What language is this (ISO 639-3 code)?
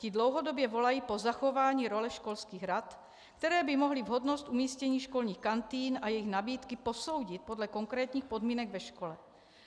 ces